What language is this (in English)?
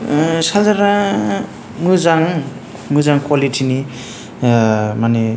Bodo